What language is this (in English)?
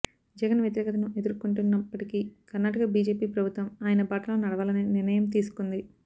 Telugu